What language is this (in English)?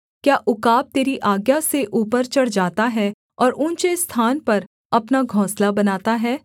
Hindi